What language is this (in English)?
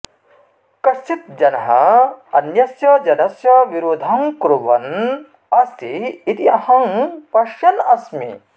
Sanskrit